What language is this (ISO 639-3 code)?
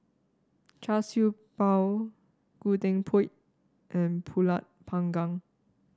eng